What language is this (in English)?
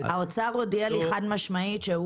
Hebrew